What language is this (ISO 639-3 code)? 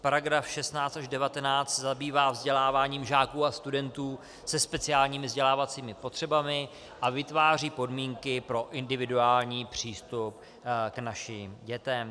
ces